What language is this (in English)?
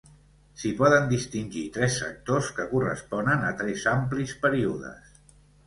Catalan